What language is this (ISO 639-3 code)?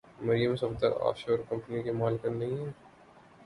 urd